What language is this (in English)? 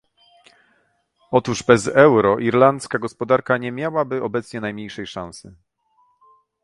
Polish